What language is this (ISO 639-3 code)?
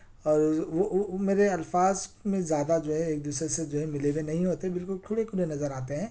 urd